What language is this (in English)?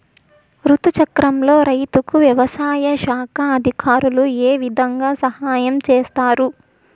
Telugu